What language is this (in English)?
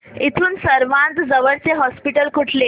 Marathi